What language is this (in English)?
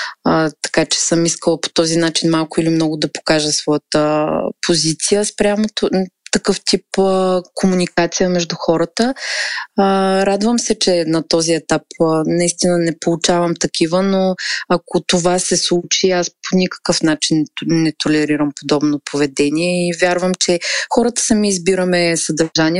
Bulgarian